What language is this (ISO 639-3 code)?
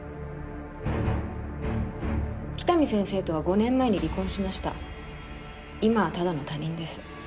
jpn